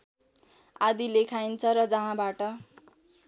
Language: Nepali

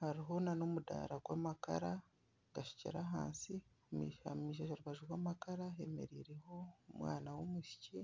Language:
Nyankole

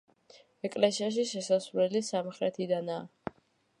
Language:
Georgian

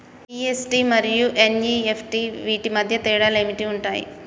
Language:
Telugu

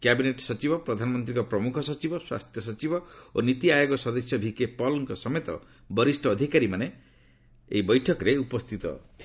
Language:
Odia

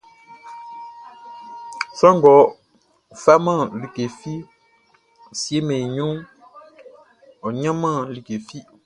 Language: Baoulé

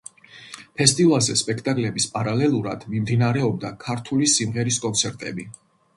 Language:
Georgian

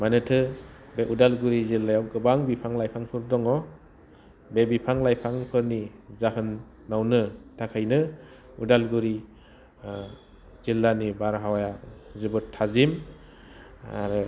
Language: Bodo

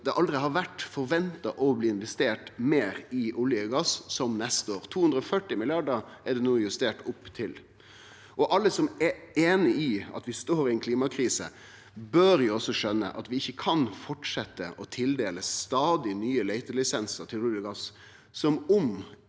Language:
Norwegian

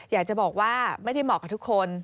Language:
Thai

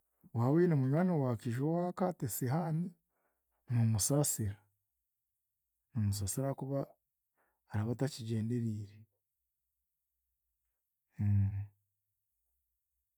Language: Chiga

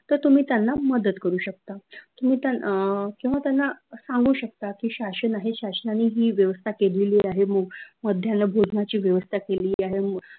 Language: Marathi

